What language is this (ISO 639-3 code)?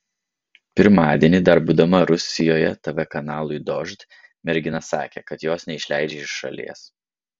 lit